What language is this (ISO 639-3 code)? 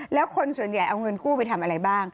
tha